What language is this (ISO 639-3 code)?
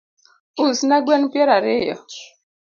luo